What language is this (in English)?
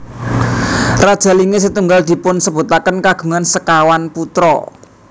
Javanese